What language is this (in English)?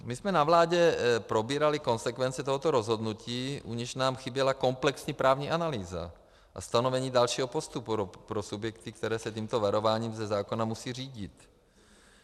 Czech